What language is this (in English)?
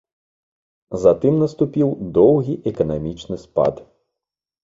Belarusian